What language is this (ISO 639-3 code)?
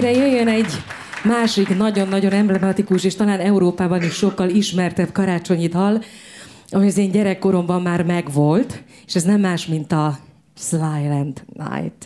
hun